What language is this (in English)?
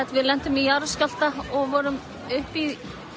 Icelandic